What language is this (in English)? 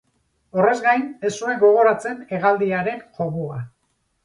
Basque